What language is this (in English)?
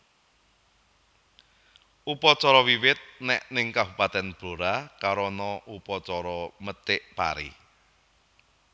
Javanese